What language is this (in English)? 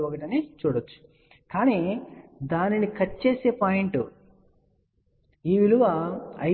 Telugu